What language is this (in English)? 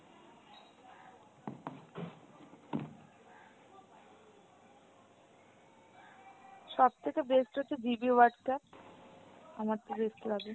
Bangla